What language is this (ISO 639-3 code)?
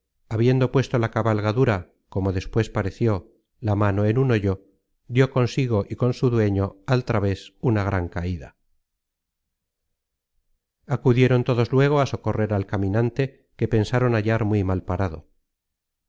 spa